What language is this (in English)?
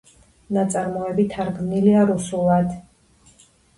Georgian